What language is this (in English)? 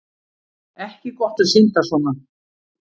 Icelandic